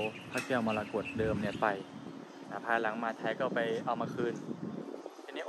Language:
Thai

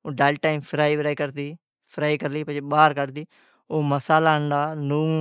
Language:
Od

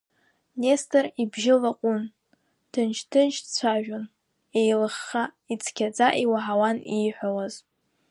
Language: Abkhazian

